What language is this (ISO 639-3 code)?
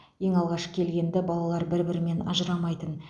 kaz